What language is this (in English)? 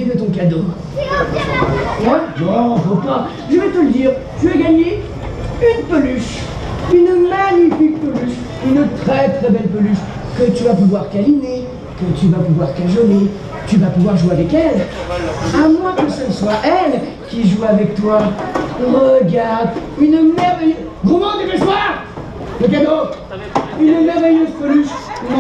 French